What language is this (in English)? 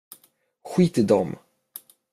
Swedish